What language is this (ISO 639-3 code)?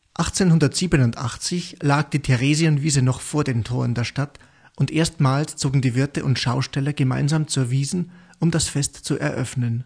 deu